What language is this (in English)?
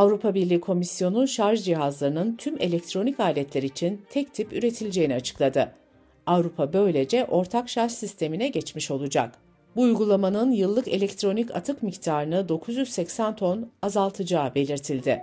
Turkish